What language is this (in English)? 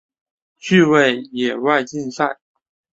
Chinese